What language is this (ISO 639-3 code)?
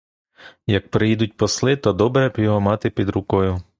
ukr